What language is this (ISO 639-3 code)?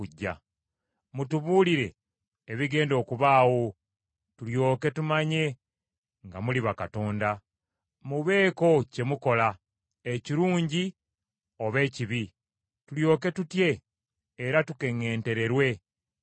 lug